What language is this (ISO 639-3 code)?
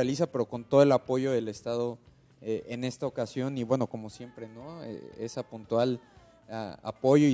spa